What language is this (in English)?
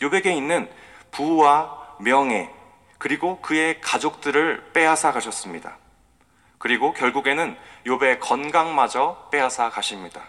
Korean